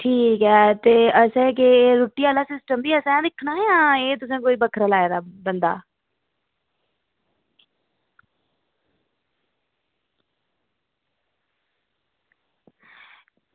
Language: Dogri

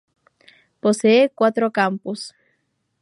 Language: Spanish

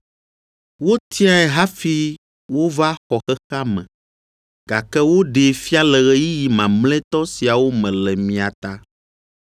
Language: Ewe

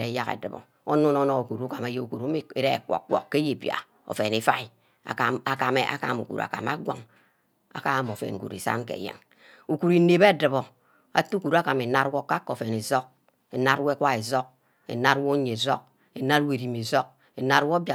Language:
Ubaghara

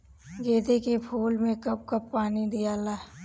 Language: Bhojpuri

